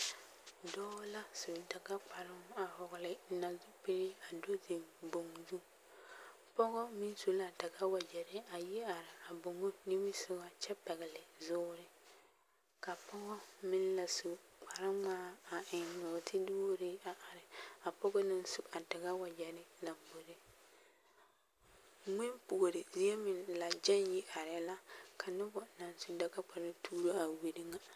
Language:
Southern Dagaare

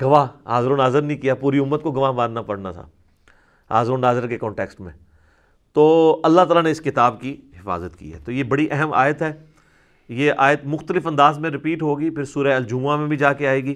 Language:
Urdu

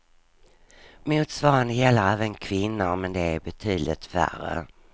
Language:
Swedish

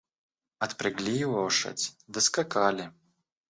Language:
Russian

